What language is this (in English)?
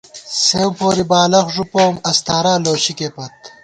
Gawar-Bati